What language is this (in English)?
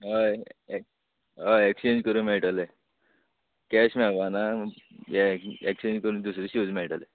Konkani